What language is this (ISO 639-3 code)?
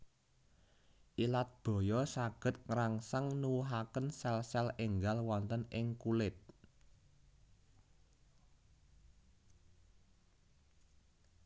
jav